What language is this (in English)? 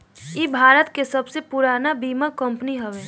Bhojpuri